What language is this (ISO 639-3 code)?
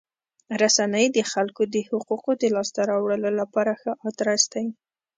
pus